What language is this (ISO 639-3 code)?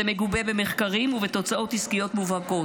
heb